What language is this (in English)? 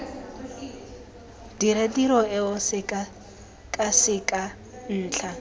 Tswana